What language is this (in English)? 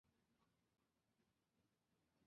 Chinese